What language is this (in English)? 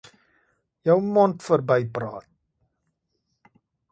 Afrikaans